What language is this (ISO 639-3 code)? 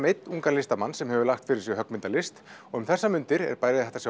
isl